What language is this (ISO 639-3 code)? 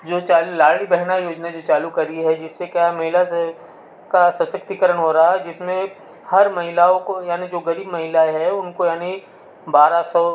hin